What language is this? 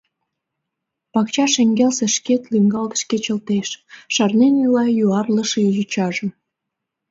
Mari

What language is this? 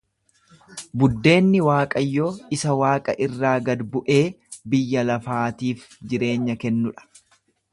Oromo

